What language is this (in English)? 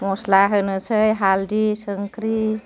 Bodo